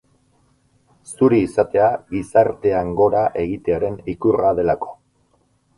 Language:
Basque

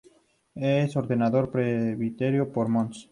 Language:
Spanish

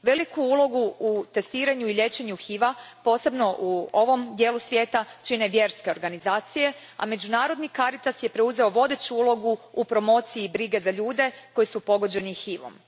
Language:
Croatian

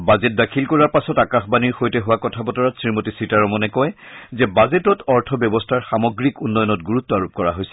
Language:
Assamese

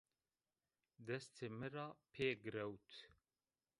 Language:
Zaza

